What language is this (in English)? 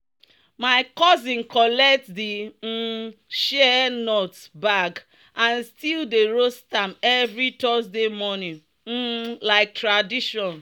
Nigerian Pidgin